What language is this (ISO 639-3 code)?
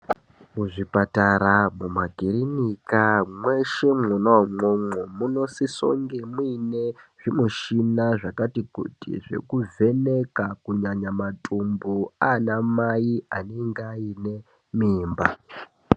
ndc